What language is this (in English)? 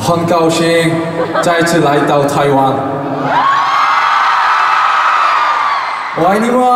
Korean